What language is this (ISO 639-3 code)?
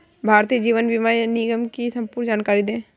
hin